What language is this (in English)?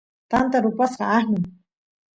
Santiago del Estero Quichua